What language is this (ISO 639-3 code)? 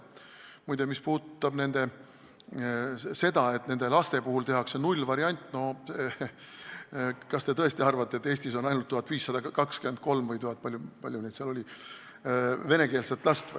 est